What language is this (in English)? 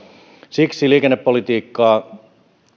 Finnish